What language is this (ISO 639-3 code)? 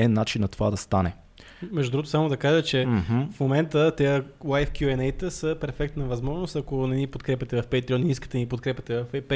bul